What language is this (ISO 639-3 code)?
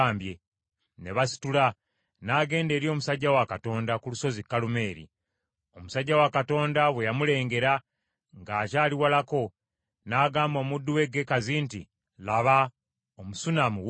lug